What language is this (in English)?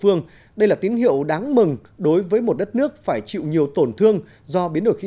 Vietnamese